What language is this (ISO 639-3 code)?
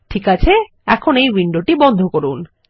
ben